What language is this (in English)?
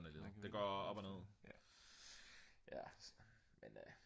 Danish